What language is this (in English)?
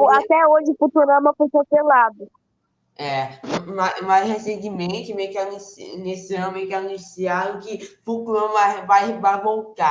Portuguese